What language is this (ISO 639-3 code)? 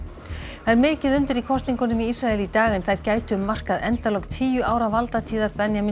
isl